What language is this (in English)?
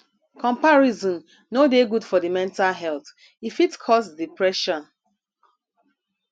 Nigerian Pidgin